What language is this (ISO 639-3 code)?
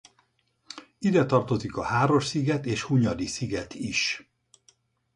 hun